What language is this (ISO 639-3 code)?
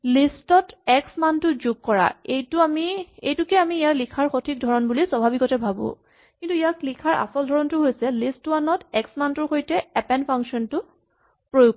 asm